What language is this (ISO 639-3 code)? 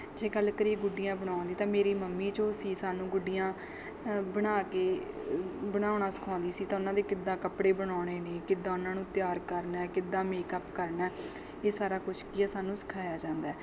pan